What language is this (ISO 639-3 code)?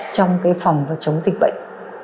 vie